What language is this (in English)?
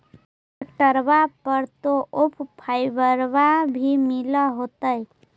Magahi